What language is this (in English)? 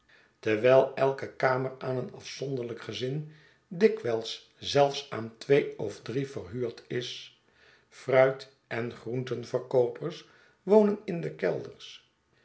Dutch